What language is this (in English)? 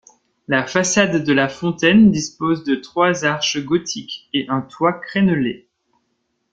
French